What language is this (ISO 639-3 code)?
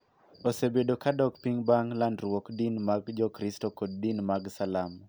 luo